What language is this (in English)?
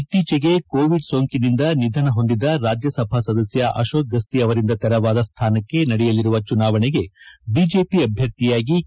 Kannada